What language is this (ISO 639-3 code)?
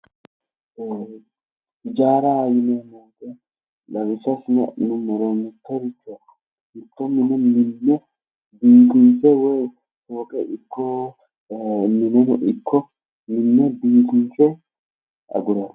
sid